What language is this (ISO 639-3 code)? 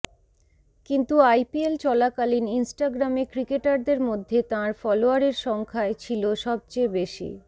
ben